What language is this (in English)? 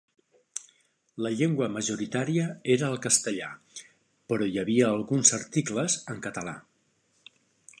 Catalan